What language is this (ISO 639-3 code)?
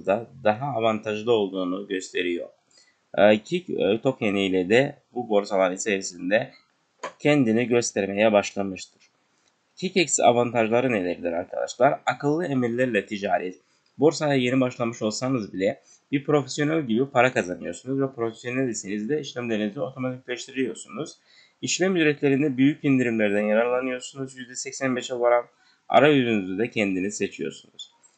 tur